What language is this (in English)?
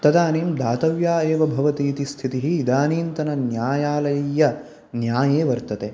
Sanskrit